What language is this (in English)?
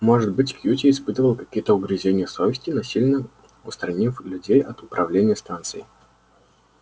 Russian